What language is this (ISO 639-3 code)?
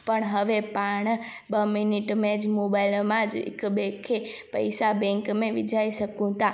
snd